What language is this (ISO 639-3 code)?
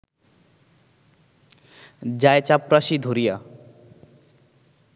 ben